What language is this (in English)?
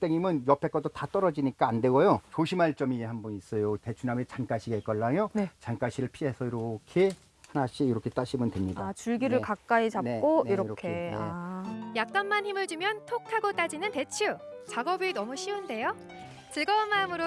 Korean